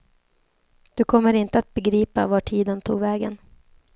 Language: Swedish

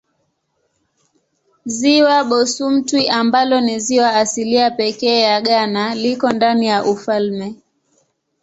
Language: Swahili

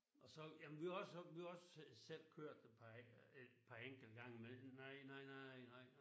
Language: Danish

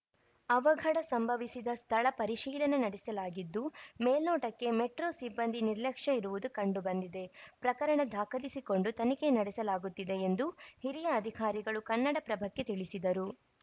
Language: Kannada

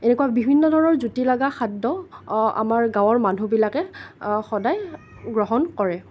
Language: Assamese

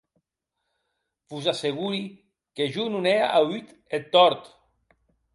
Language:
Occitan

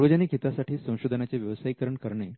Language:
Marathi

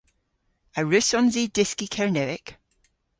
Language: Cornish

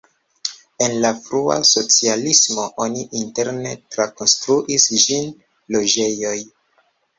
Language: Esperanto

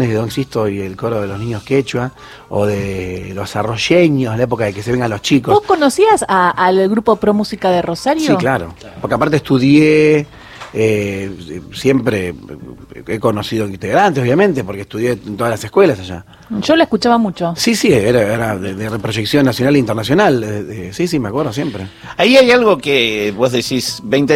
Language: Spanish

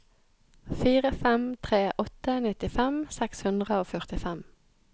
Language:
Norwegian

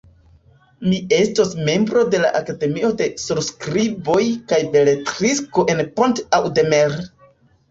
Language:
Esperanto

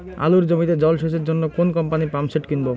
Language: Bangla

